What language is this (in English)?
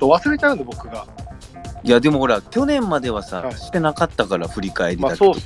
Japanese